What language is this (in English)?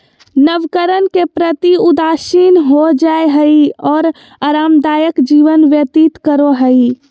Magahi